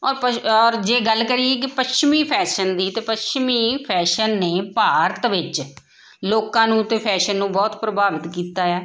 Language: Punjabi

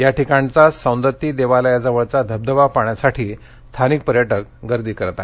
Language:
Marathi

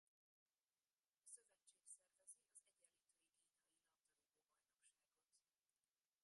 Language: Hungarian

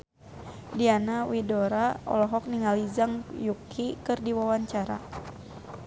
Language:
Sundanese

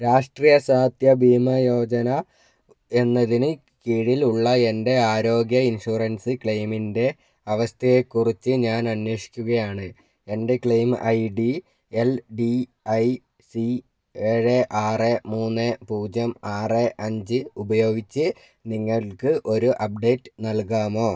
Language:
Malayalam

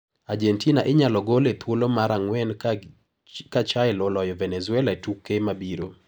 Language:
Luo (Kenya and Tanzania)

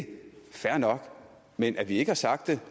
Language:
Danish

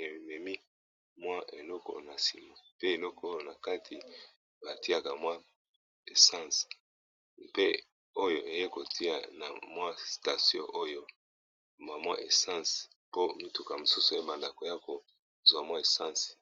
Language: Lingala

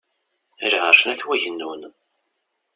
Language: Kabyle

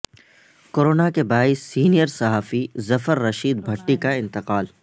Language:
Urdu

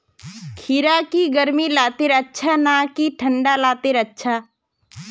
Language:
Magahi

